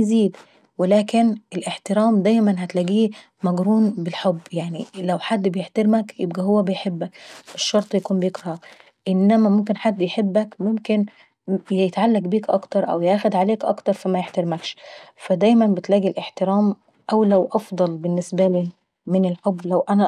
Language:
Saidi Arabic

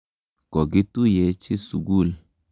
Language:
Kalenjin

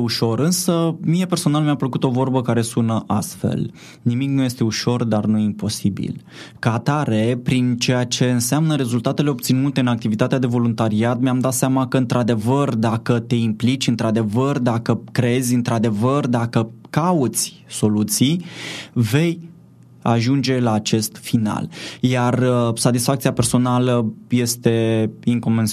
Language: Romanian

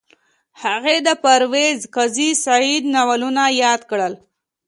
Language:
Pashto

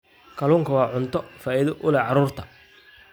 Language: Somali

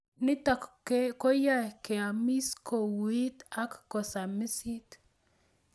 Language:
Kalenjin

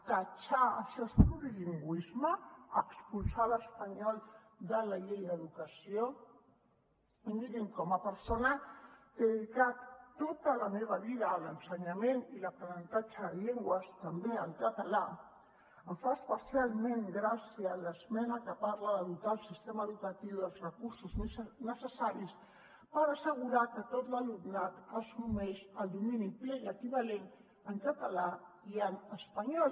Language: Catalan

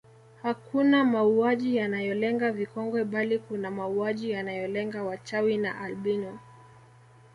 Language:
Swahili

